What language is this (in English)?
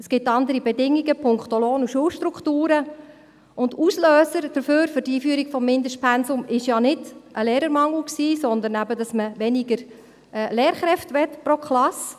Swiss German